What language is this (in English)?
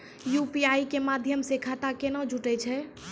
Maithili